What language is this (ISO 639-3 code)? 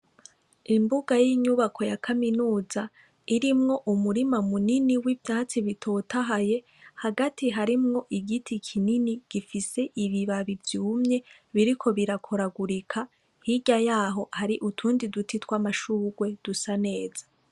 run